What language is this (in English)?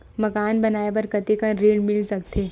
Chhattisgarhi